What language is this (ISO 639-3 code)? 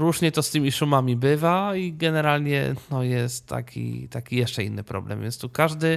pol